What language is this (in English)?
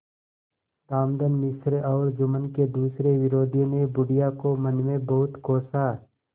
Hindi